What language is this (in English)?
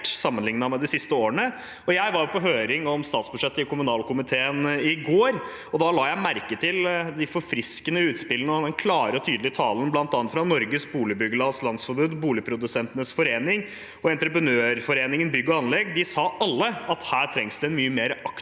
Norwegian